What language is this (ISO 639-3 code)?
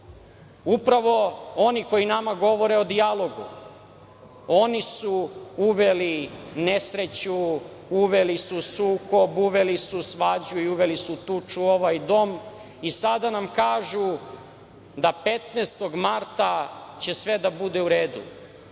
srp